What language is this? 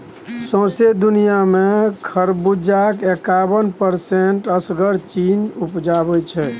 Maithili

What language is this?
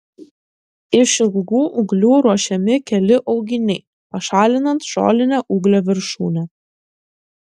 Lithuanian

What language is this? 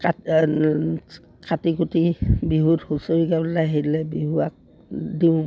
Assamese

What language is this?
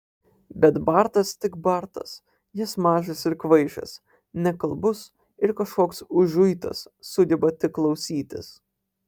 Lithuanian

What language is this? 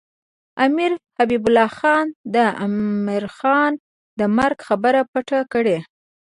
Pashto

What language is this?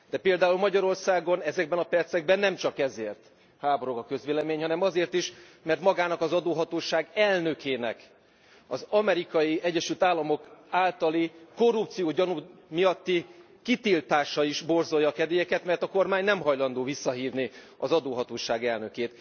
Hungarian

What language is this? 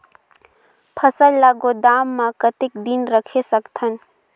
Chhattisgarhi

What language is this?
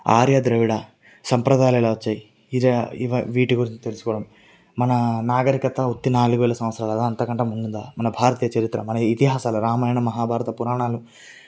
Telugu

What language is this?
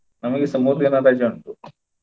Kannada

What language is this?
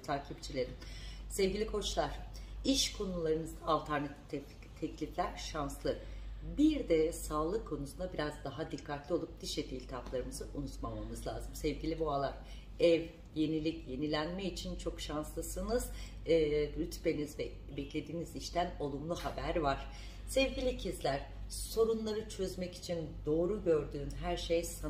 Turkish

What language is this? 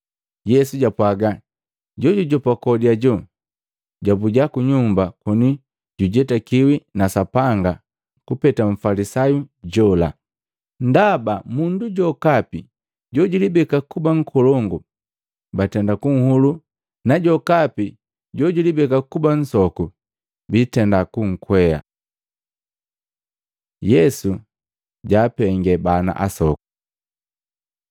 Matengo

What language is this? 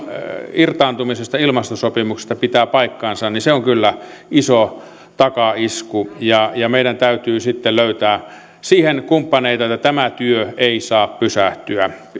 Finnish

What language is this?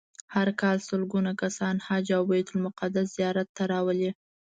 Pashto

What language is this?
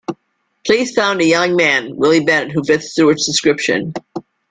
English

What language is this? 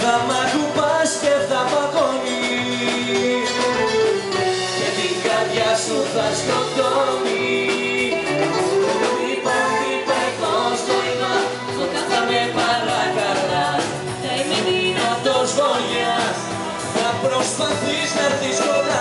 Greek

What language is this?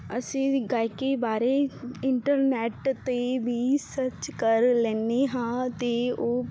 Punjabi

